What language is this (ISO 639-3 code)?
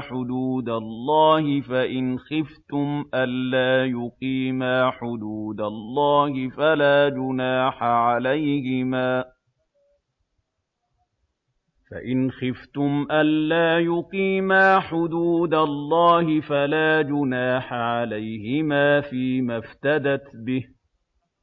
ara